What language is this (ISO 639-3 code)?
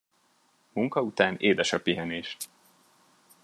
hun